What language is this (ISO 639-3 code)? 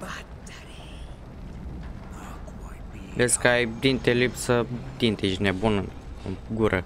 ron